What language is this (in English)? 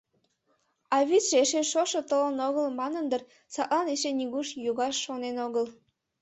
Mari